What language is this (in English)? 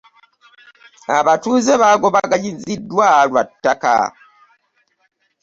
Ganda